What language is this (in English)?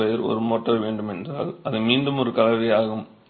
Tamil